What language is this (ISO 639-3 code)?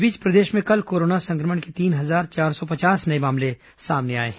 hin